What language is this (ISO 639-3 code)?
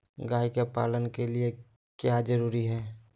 mag